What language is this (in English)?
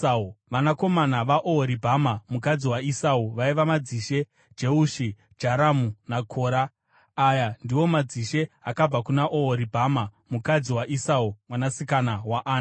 Shona